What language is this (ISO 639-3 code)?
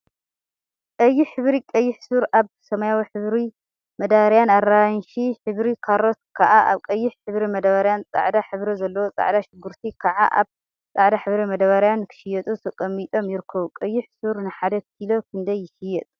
tir